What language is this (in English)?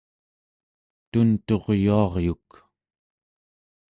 Central Yupik